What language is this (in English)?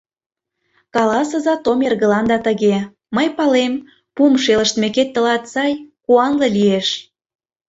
Mari